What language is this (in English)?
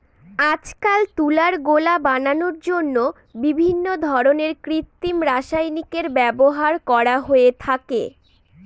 Bangla